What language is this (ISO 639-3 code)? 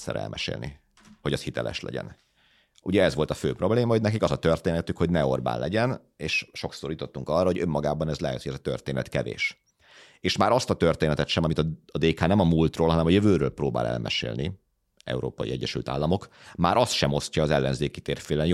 hun